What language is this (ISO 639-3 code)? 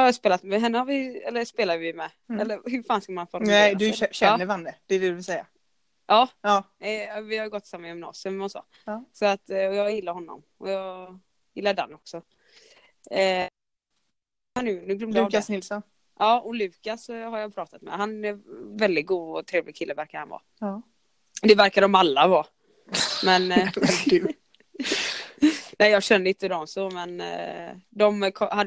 swe